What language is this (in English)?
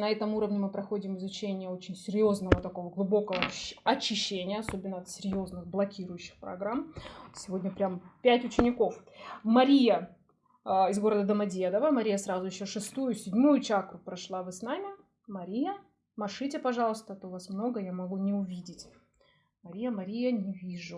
Russian